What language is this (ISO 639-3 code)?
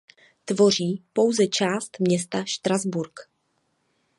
ces